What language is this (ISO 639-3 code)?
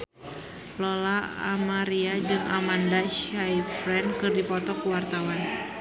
sun